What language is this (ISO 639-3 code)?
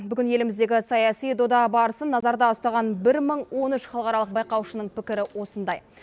kaz